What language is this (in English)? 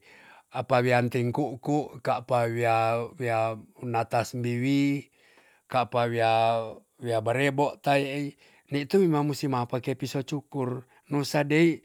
Tonsea